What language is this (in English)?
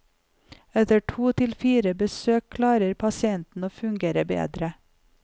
Norwegian